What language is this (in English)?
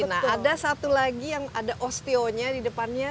Indonesian